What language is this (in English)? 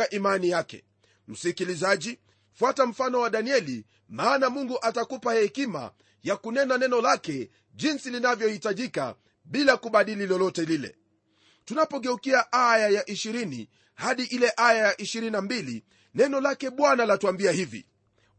Swahili